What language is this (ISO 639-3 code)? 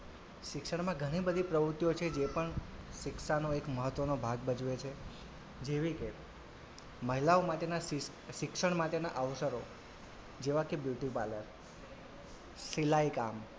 guj